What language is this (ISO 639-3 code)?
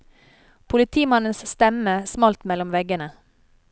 nor